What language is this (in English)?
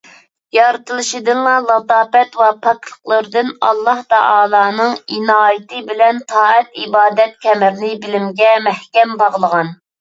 Uyghur